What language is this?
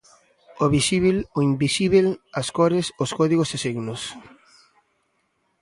Galician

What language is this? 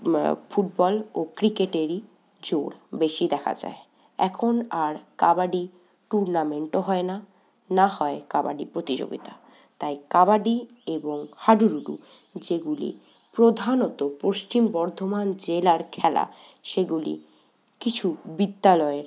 Bangla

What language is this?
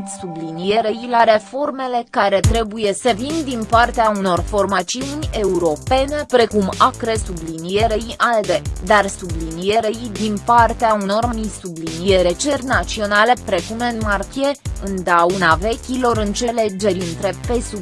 Romanian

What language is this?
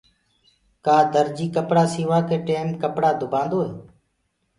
Gurgula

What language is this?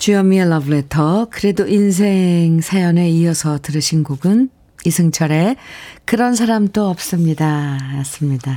Korean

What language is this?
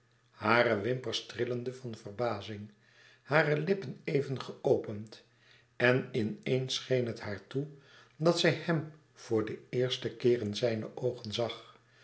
Dutch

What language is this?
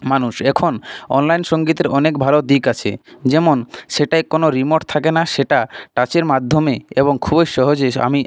Bangla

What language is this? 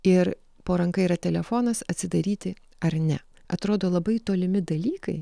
Lithuanian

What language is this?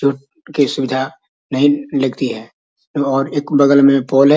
Magahi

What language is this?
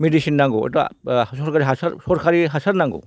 Bodo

